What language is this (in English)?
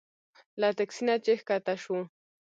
Pashto